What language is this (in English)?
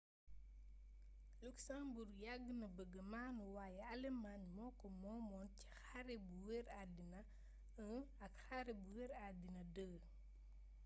Wolof